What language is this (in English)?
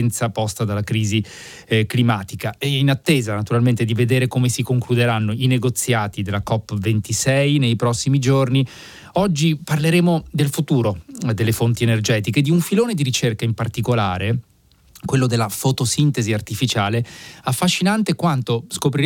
Italian